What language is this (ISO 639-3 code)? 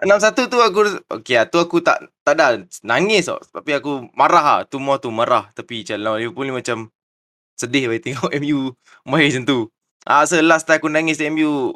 msa